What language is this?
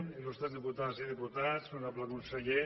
Catalan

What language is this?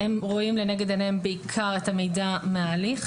Hebrew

